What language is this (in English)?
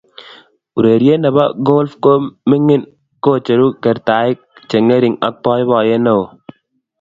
Kalenjin